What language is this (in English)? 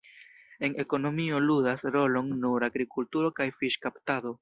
Esperanto